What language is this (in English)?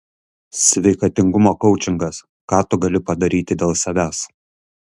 Lithuanian